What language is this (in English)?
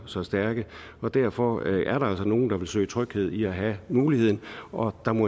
Danish